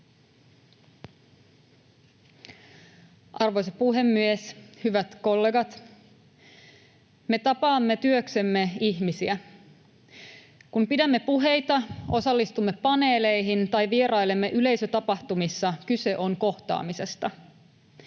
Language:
Finnish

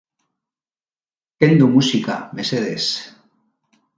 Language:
Basque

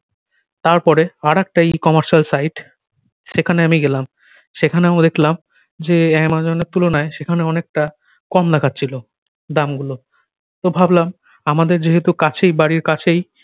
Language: Bangla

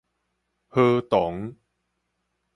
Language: Min Nan Chinese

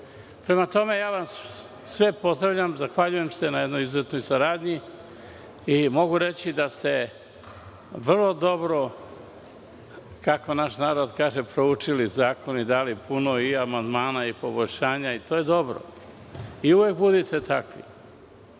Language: Serbian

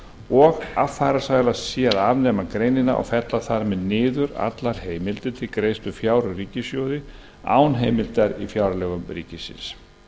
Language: Icelandic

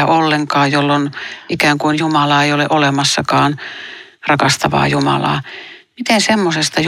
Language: Finnish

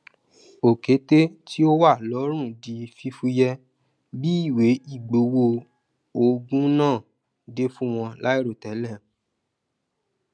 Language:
Yoruba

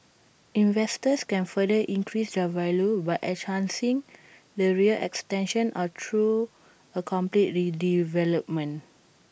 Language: English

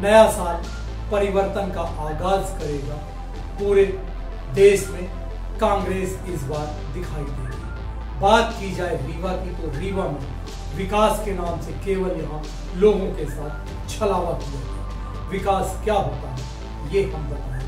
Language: Hindi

